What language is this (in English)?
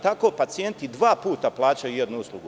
Serbian